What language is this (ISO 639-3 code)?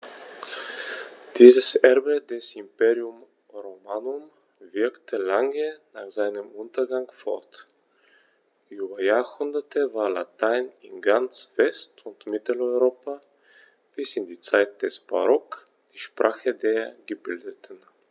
deu